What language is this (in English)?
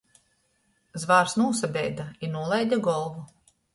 Latgalian